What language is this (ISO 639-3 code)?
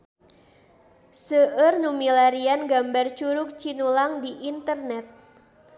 sun